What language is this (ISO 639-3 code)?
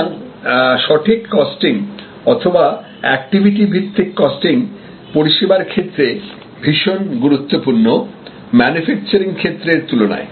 ben